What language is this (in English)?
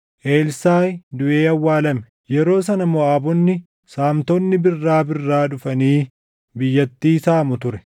Oromo